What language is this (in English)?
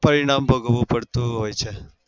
Gujarati